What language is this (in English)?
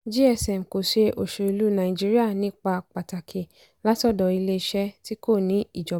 Yoruba